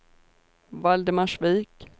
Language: Swedish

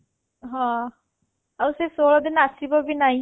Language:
Odia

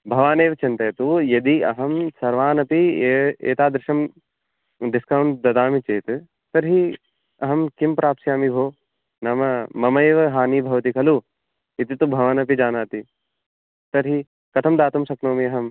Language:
Sanskrit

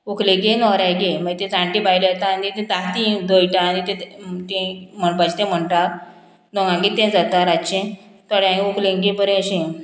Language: Konkani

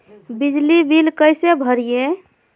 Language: Magahi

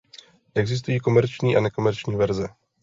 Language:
Czech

